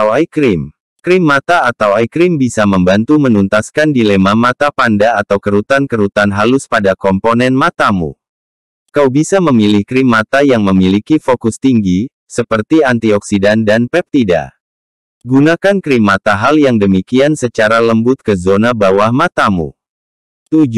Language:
Indonesian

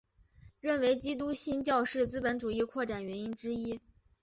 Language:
Chinese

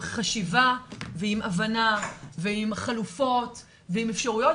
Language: Hebrew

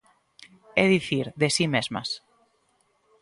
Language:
Galician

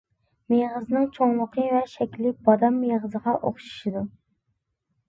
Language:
Uyghur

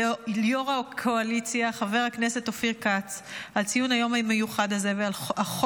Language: Hebrew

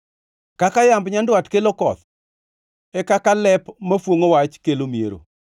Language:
Luo (Kenya and Tanzania)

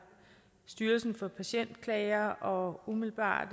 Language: Danish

